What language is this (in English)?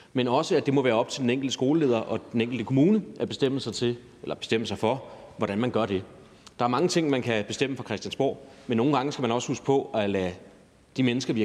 Danish